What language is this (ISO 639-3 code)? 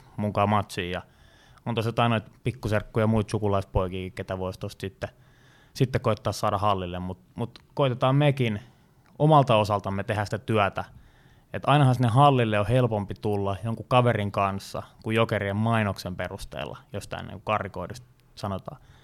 fin